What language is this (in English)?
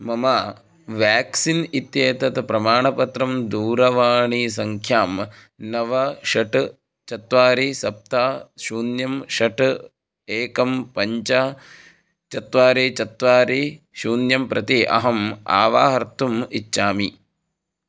Sanskrit